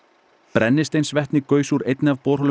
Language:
Icelandic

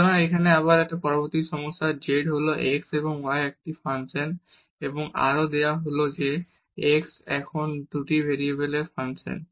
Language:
Bangla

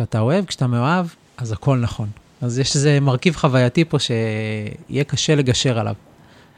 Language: Hebrew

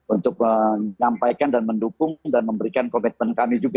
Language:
Indonesian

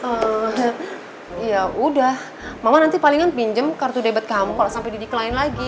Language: Indonesian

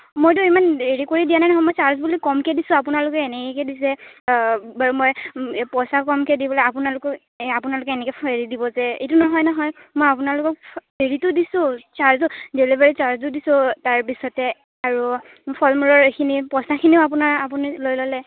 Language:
Assamese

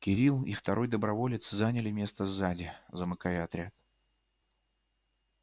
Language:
Russian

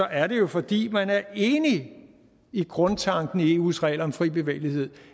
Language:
Danish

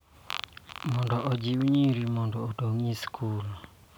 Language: Luo (Kenya and Tanzania)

